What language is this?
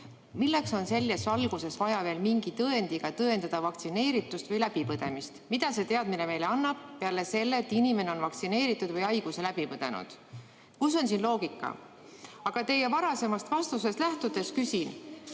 Estonian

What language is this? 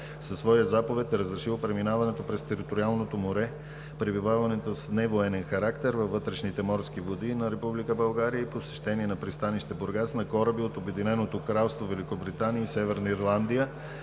Bulgarian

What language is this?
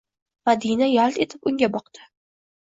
Uzbek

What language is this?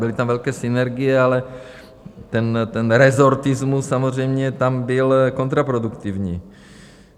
Czech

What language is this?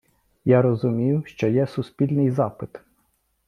Ukrainian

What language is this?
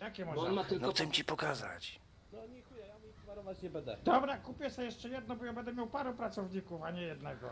Polish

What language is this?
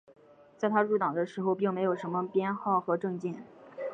Chinese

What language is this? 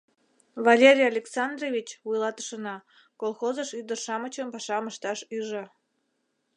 Mari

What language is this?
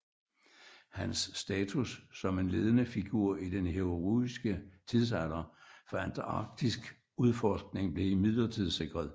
Danish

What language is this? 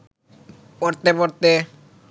Bangla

